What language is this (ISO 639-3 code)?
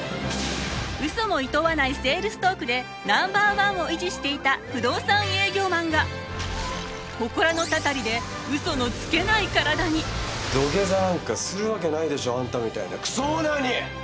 jpn